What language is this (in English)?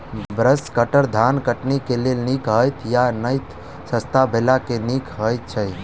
Maithili